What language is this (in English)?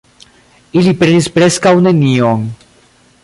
Esperanto